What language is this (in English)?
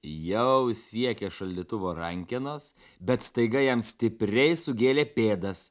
Lithuanian